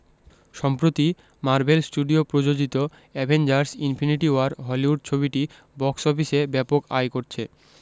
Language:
Bangla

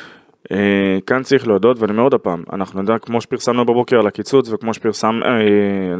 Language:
Hebrew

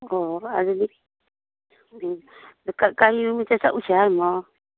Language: Manipuri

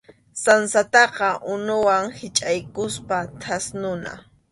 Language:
Arequipa-La Unión Quechua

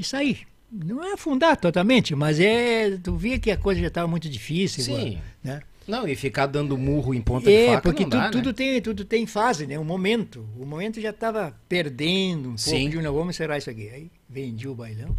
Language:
Portuguese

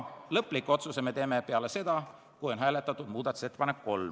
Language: Estonian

